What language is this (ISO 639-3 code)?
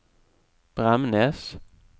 nor